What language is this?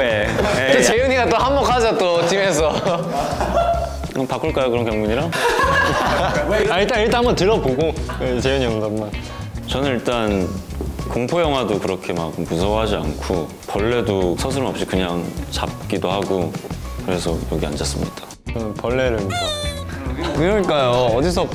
Korean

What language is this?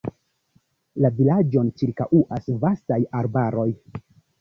Esperanto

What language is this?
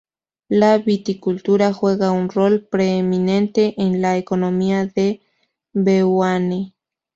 Spanish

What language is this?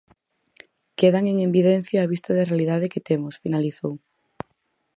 Galician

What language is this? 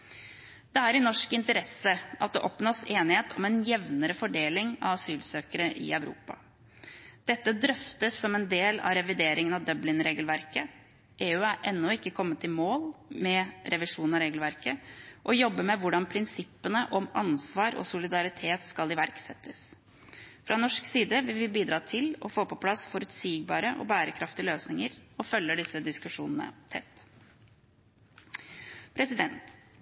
Norwegian Bokmål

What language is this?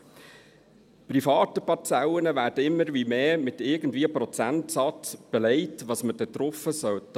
Swiss German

